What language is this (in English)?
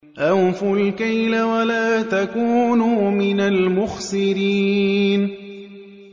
Arabic